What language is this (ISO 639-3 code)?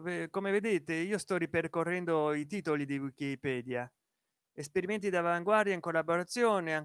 ita